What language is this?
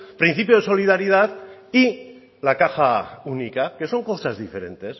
Spanish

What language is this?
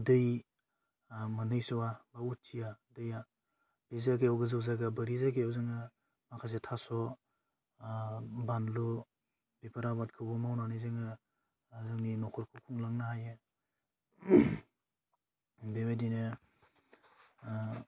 Bodo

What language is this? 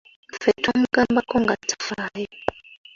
Ganda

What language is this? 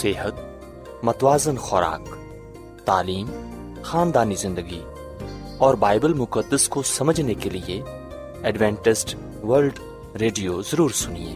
Urdu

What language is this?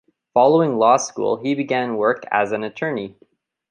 English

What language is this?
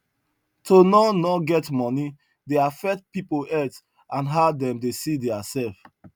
Nigerian Pidgin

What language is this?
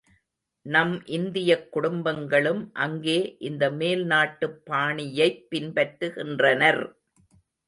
Tamil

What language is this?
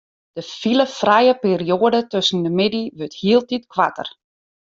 Western Frisian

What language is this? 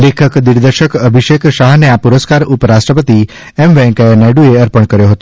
Gujarati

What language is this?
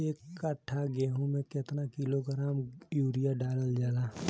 Bhojpuri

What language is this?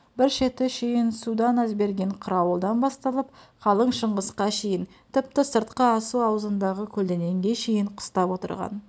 Kazakh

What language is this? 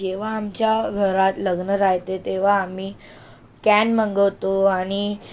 Marathi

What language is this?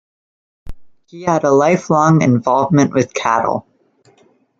English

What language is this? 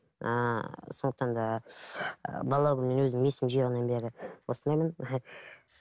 Kazakh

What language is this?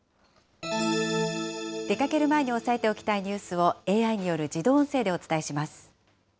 Japanese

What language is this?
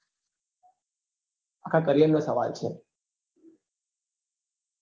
Gujarati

